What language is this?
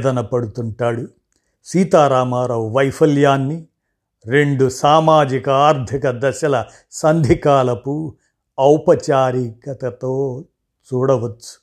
Telugu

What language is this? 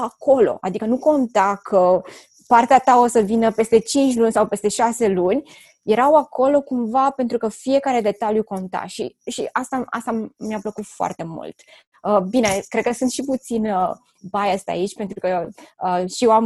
Romanian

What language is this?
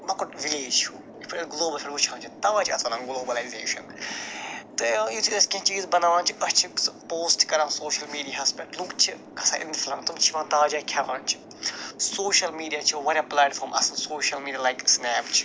Kashmiri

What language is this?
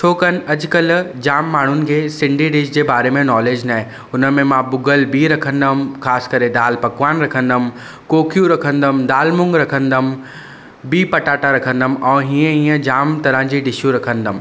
Sindhi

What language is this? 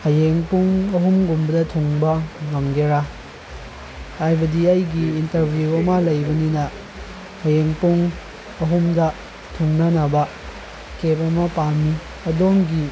Manipuri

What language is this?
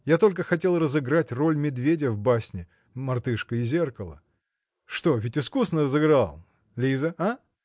Russian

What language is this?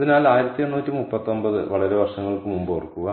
Malayalam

